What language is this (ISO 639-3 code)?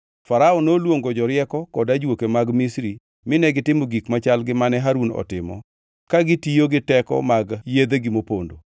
luo